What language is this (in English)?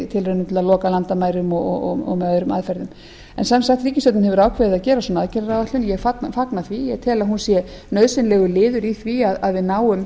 Icelandic